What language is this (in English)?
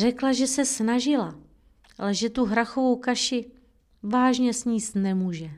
Czech